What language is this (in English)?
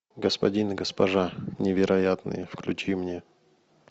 Russian